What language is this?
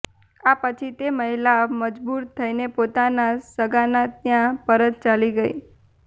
Gujarati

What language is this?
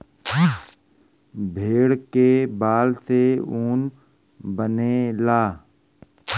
Bhojpuri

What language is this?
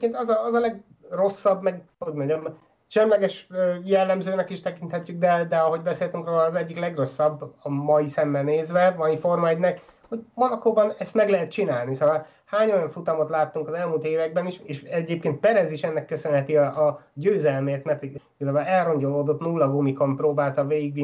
Hungarian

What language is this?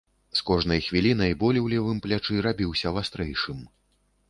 Belarusian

